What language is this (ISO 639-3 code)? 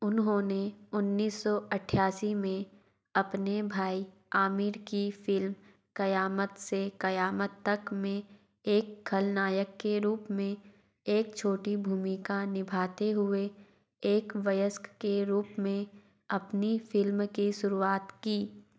hin